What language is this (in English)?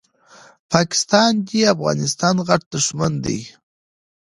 Pashto